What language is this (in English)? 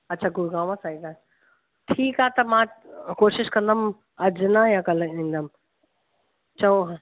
Sindhi